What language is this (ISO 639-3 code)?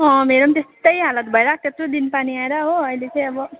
nep